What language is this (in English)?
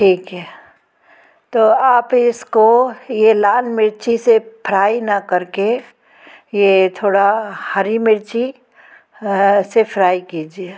Hindi